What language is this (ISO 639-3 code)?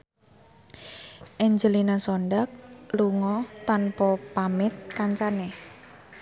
jav